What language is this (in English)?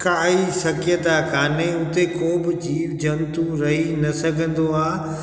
Sindhi